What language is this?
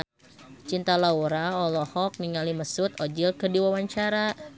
Sundanese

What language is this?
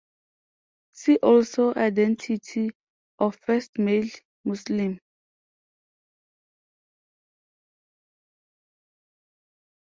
English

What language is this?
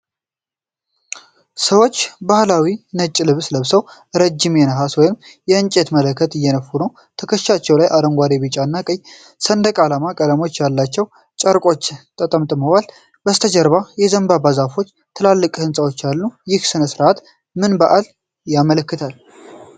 Amharic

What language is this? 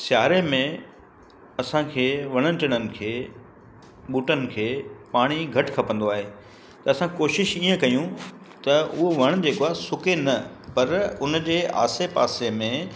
Sindhi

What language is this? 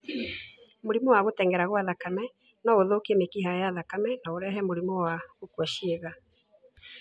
Kikuyu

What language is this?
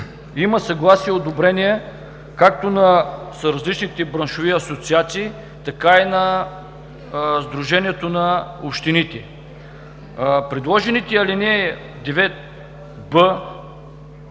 Bulgarian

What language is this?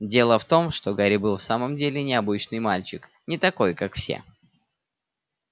Russian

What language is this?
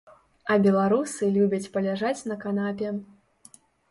Belarusian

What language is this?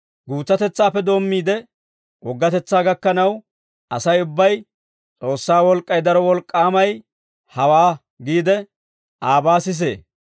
Dawro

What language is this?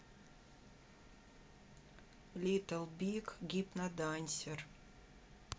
Russian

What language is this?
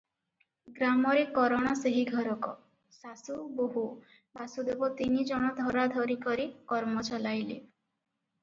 Odia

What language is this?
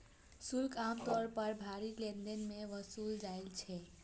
Maithili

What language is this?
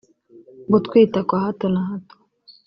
Kinyarwanda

